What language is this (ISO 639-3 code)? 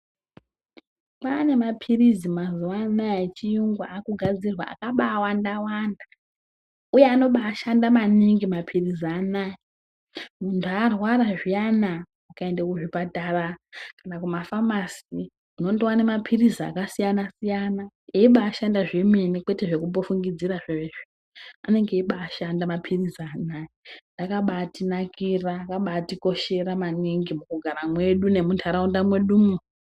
ndc